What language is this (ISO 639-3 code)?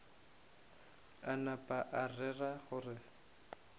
nso